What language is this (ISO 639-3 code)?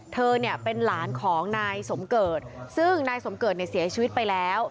tha